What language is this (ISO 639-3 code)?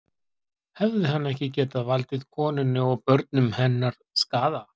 isl